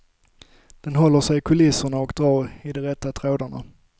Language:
Swedish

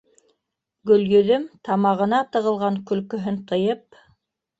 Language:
Bashkir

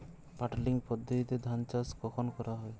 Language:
Bangla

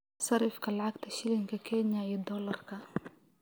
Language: Somali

